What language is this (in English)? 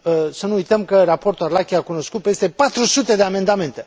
Romanian